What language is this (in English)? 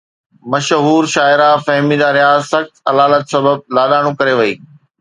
Sindhi